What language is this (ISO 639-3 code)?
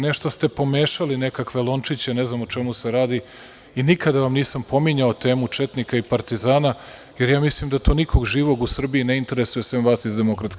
srp